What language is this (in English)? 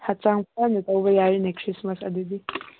Manipuri